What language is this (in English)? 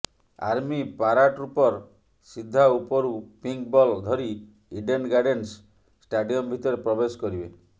Odia